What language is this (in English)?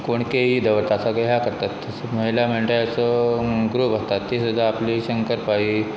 Konkani